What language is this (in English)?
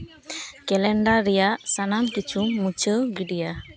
Santali